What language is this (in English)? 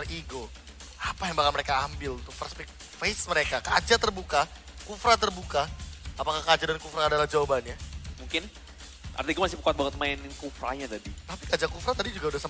Indonesian